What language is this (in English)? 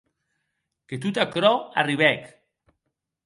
Occitan